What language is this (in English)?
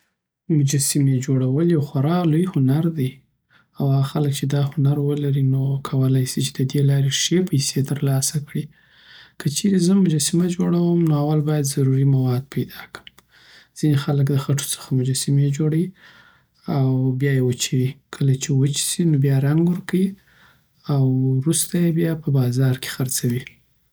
Southern Pashto